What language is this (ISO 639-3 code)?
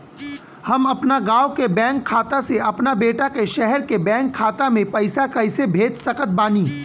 bho